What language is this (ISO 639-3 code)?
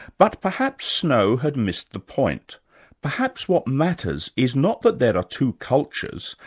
eng